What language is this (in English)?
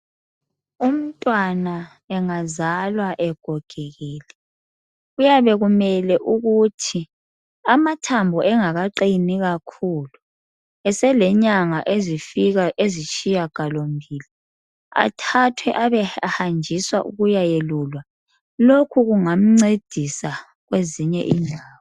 North Ndebele